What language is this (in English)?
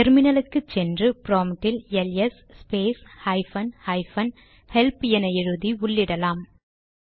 Tamil